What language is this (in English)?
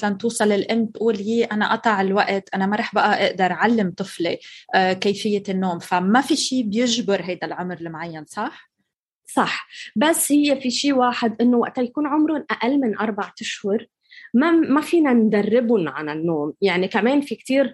Arabic